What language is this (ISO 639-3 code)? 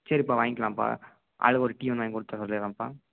tam